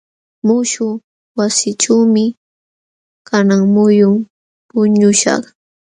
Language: Jauja Wanca Quechua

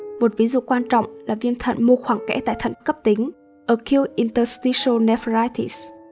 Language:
Vietnamese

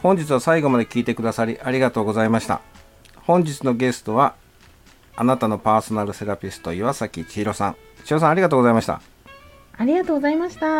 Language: Japanese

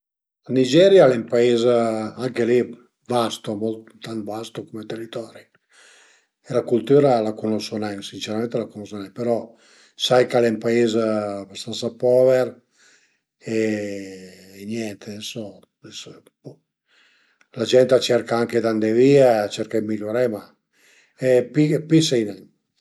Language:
Piedmontese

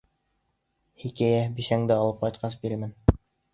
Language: Bashkir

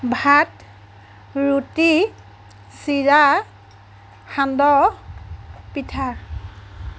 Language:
Assamese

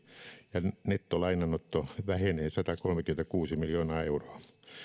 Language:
Finnish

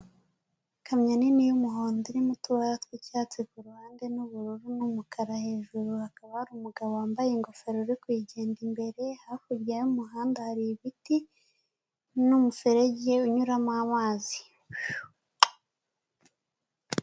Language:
Kinyarwanda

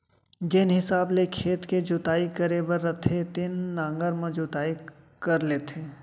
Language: Chhattisgarhi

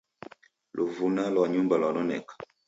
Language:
Taita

